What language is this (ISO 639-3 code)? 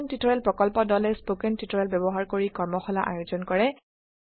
asm